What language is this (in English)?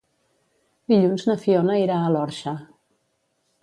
Catalan